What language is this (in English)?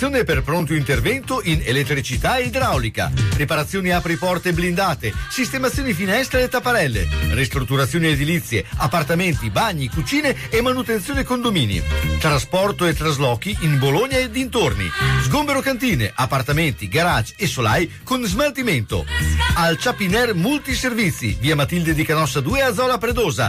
Italian